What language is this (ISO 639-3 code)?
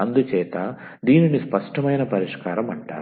tel